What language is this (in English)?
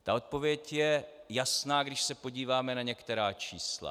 Czech